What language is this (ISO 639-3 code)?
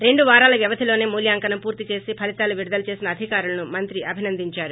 tel